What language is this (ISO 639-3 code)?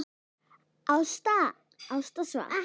isl